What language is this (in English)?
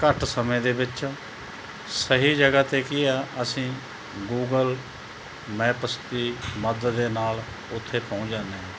Punjabi